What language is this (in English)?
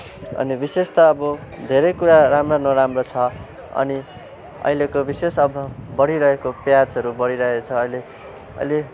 Nepali